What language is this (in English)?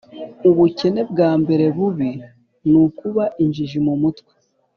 Kinyarwanda